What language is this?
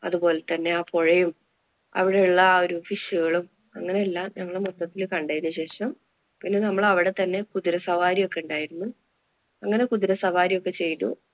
Malayalam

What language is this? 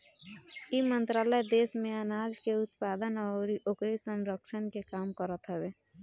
Bhojpuri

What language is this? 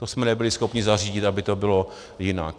Czech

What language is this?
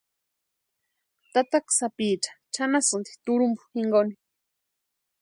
Western Highland Purepecha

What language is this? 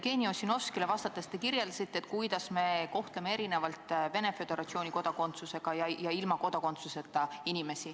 Estonian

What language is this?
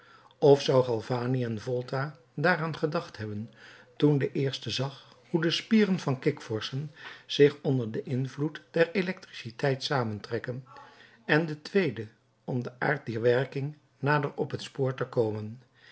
Dutch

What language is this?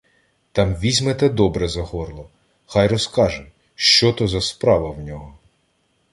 Ukrainian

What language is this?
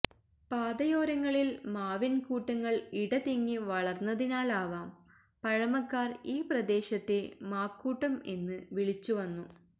Malayalam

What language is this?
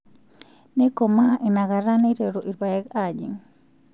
Masai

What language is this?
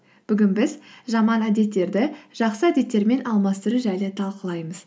Kazakh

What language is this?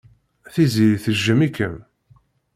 Kabyle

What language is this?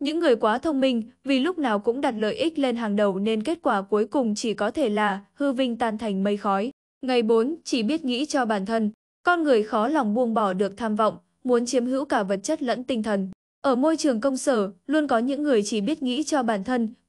Vietnamese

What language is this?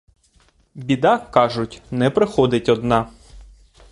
Ukrainian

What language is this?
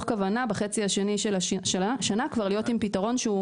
Hebrew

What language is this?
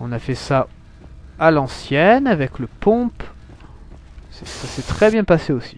French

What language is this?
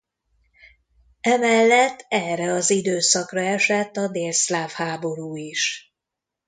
Hungarian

